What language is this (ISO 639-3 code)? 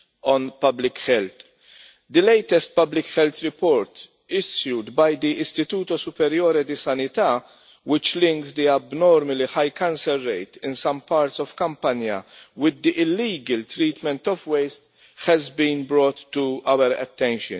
eng